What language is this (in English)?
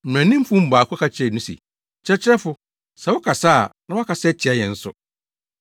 Akan